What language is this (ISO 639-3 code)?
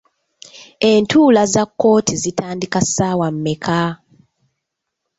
lug